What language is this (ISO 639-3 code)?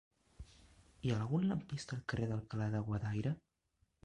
cat